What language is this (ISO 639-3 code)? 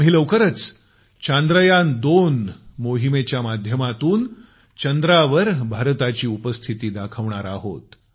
mar